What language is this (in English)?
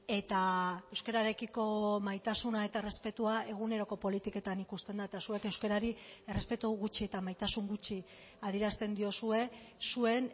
Basque